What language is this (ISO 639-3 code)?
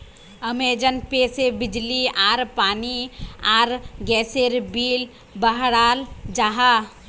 mag